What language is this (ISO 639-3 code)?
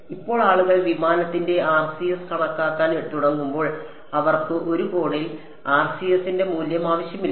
mal